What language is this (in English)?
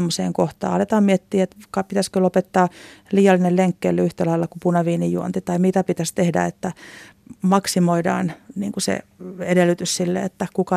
Finnish